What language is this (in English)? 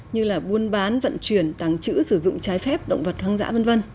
Vietnamese